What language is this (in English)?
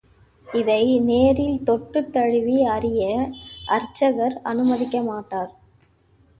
Tamil